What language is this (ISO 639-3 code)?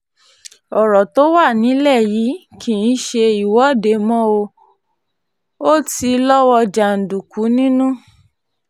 yor